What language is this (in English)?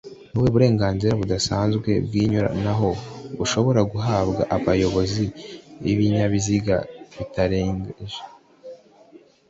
Kinyarwanda